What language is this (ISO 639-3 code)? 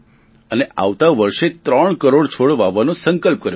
guj